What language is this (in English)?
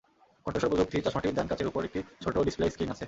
Bangla